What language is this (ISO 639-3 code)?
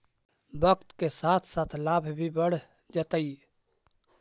mag